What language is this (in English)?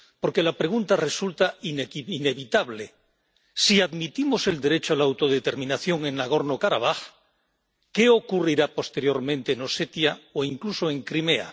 Spanish